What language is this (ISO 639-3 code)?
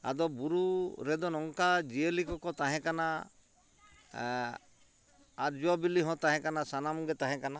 sat